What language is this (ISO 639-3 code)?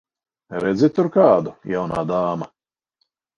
lav